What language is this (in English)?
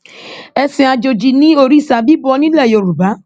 Yoruba